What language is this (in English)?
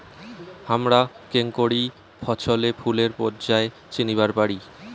Bangla